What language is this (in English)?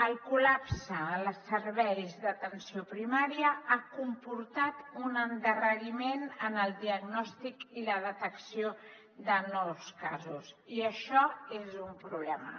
Catalan